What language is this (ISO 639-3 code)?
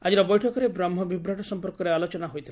ori